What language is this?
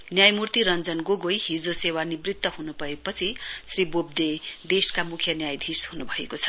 Nepali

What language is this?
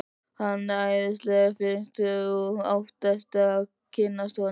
Icelandic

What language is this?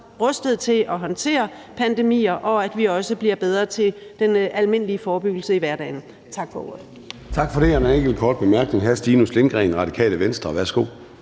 Danish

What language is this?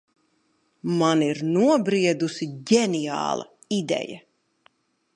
Latvian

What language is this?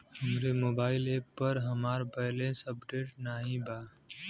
Bhojpuri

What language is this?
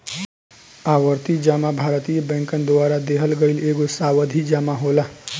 Bhojpuri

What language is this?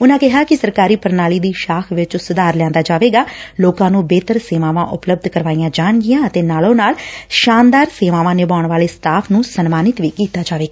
Punjabi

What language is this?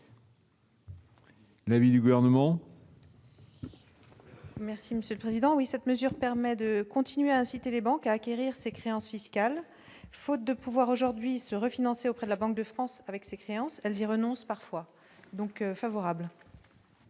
French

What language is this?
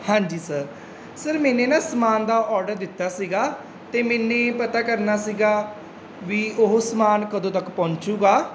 Punjabi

